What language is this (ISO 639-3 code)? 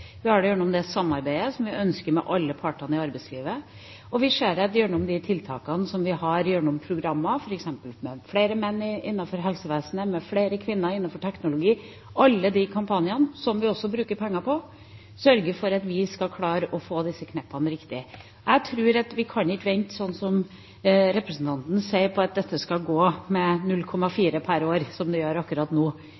nob